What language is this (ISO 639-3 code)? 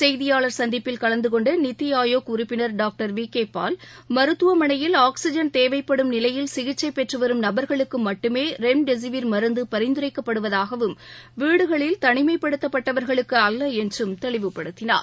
tam